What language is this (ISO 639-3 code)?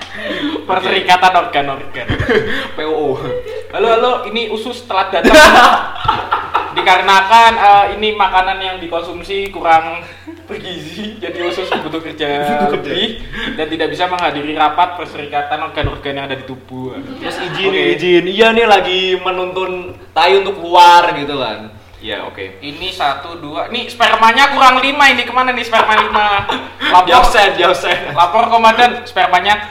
ind